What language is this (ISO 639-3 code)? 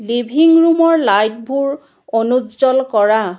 asm